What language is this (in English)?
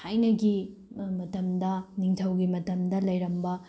Manipuri